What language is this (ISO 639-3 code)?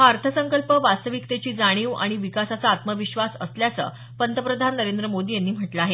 mar